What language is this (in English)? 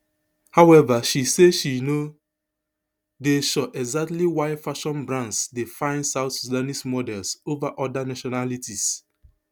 Nigerian Pidgin